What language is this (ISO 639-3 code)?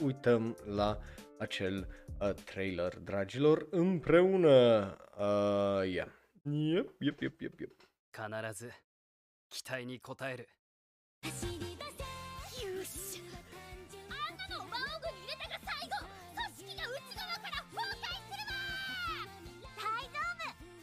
ron